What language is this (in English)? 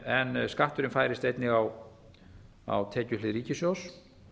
Icelandic